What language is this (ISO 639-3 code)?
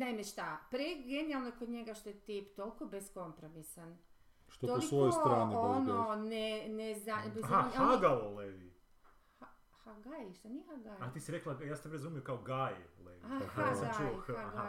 hrv